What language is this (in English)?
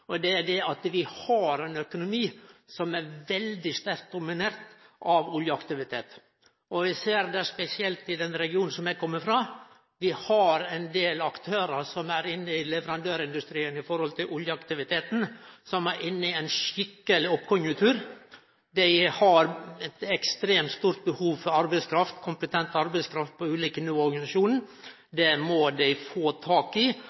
Norwegian Nynorsk